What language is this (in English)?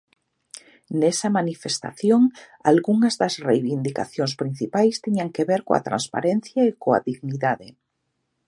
Galician